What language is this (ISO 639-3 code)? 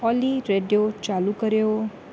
snd